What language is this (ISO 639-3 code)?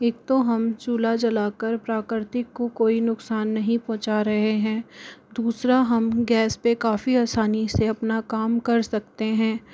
hin